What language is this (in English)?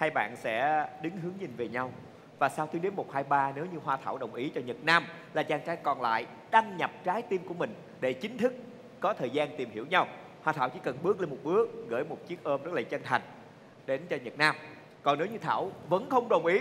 Vietnamese